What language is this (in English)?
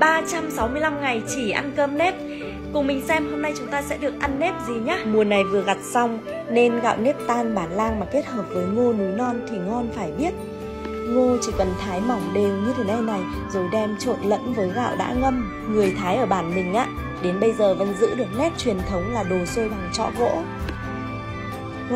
Vietnamese